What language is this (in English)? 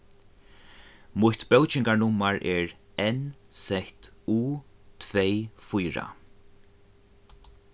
Faroese